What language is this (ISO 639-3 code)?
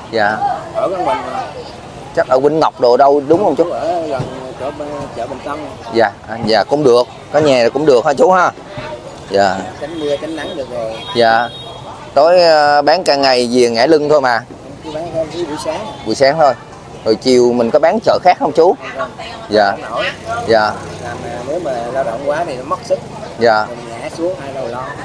vie